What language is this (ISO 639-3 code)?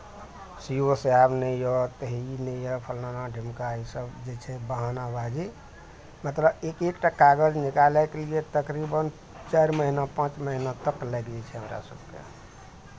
mai